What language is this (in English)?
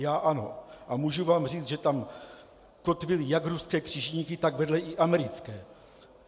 Czech